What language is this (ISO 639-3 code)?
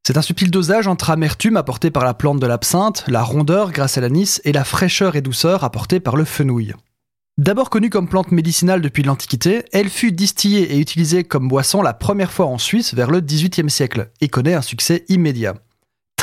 fra